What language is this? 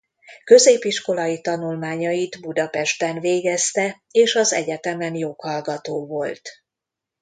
Hungarian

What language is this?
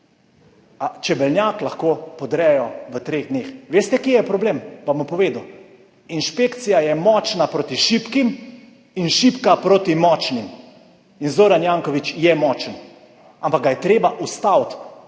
Slovenian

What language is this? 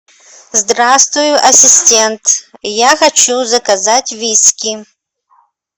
Russian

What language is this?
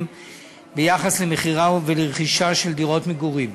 Hebrew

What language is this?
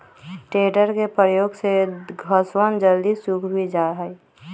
Magahi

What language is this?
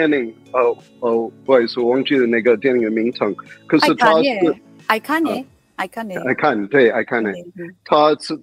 Chinese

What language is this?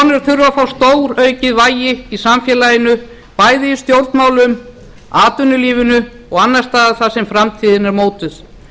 Icelandic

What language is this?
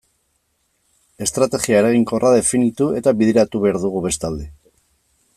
Basque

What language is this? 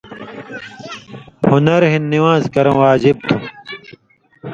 Indus Kohistani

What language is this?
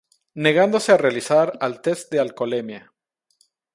Spanish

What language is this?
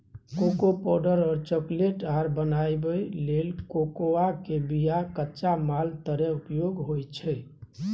Maithili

